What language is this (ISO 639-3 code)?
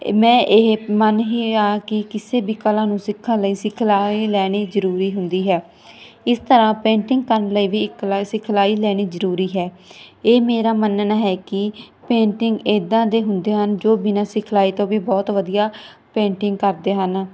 pan